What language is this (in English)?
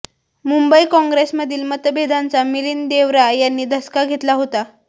Marathi